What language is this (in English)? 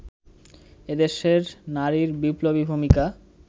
Bangla